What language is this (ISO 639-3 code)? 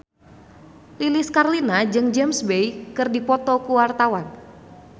sun